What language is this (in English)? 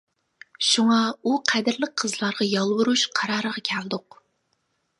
Uyghur